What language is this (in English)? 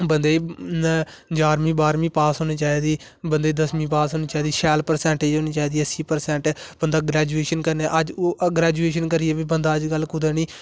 Dogri